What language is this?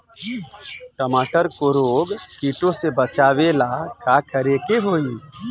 Bhojpuri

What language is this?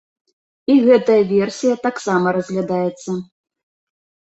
Belarusian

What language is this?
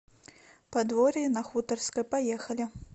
Russian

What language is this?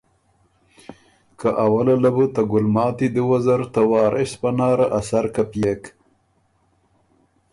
Ormuri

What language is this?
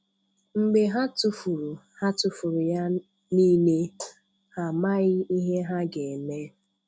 Igbo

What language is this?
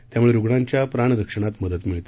Marathi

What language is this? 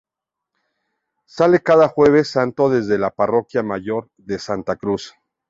Spanish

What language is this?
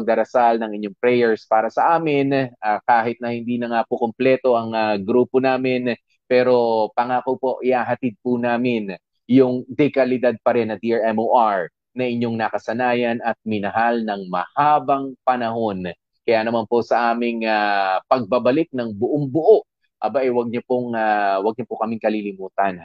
Filipino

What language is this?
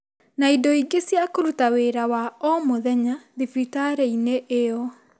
Kikuyu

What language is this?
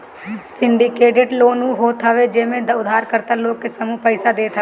Bhojpuri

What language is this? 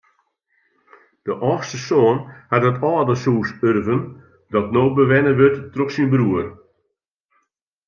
Western Frisian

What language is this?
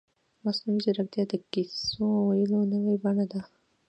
Pashto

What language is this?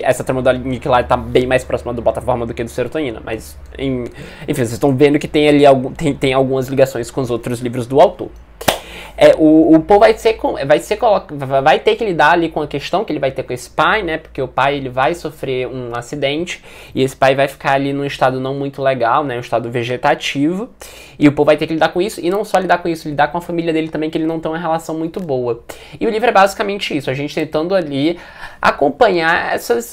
Portuguese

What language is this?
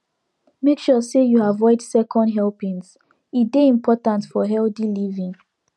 Nigerian Pidgin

